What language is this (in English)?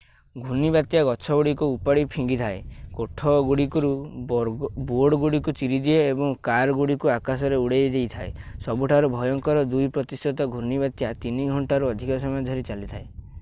Odia